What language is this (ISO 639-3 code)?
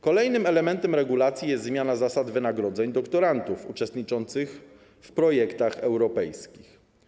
pol